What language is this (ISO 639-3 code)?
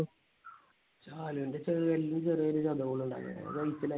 mal